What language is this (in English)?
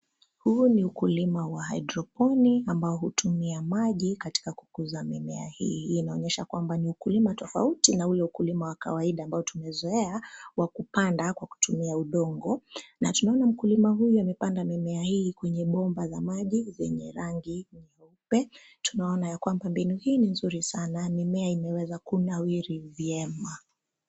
Swahili